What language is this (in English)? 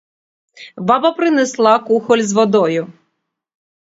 Ukrainian